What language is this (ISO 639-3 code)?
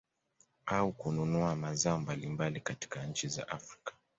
swa